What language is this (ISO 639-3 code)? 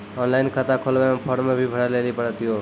mai